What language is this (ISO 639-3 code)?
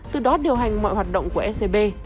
vie